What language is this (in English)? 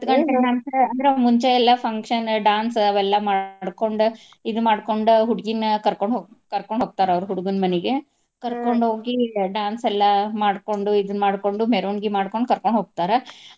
Kannada